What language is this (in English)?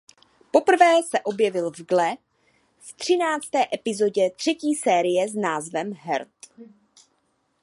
Czech